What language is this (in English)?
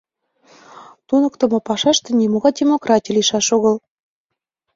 Mari